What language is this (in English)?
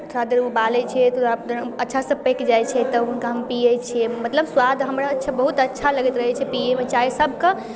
Maithili